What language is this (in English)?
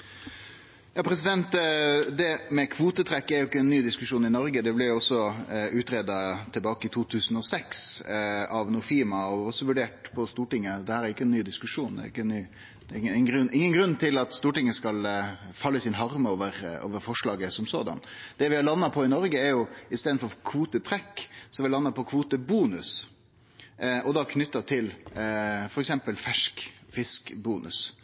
Norwegian Nynorsk